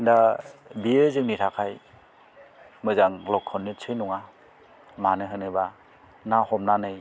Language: Bodo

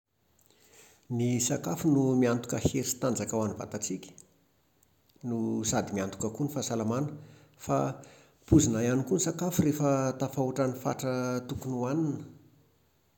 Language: Malagasy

